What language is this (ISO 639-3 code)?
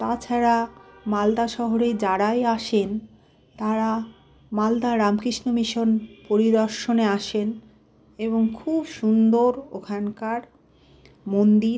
ben